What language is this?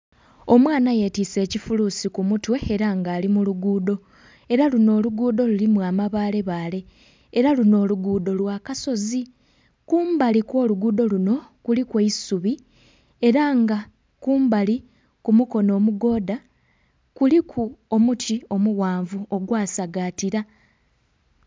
Soga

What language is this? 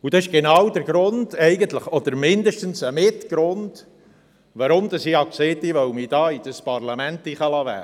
Swiss German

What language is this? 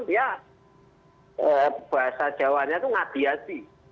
Indonesian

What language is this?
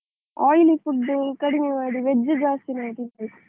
Kannada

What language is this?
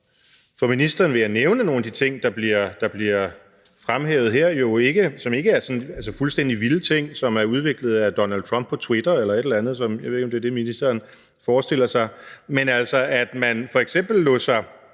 Danish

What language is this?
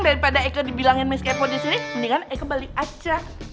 Indonesian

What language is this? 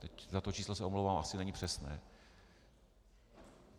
Czech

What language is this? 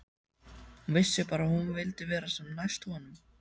Icelandic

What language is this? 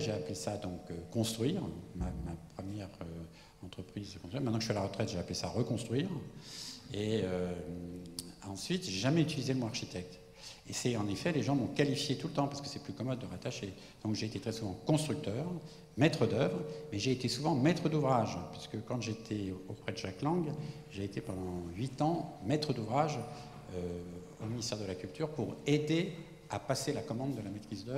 French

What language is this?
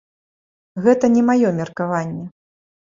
Belarusian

